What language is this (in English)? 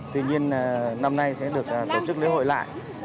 Vietnamese